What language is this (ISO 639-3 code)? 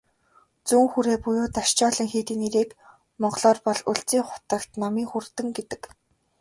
mon